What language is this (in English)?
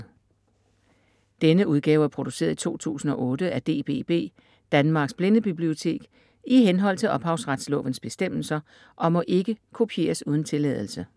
Danish